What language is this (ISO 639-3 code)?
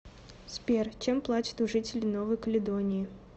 rus